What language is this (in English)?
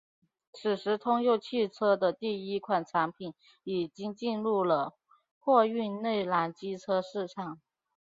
Chinese